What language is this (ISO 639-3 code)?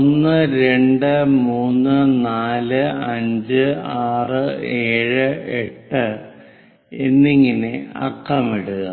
mal